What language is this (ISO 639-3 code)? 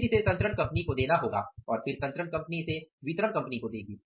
hin